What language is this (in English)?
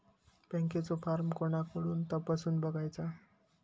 Marathi